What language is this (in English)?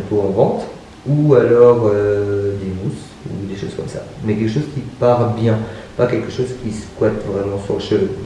French